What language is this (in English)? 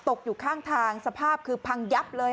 Thai